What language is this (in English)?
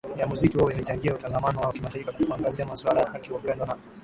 Swahili